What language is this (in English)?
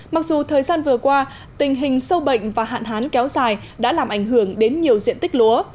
Vietnamese